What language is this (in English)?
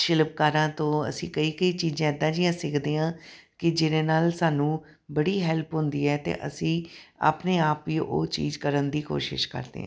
Punjabi